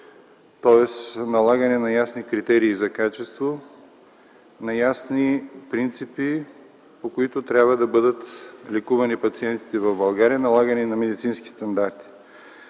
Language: Bulgarian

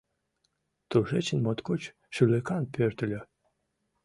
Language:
Mari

